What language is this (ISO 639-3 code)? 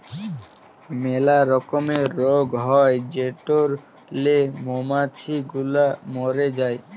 ben